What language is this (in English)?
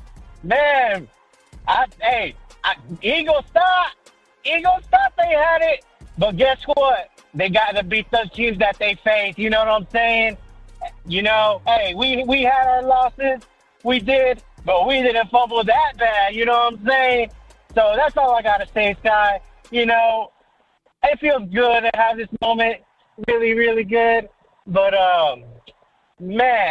English